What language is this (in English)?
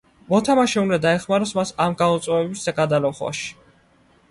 Georgian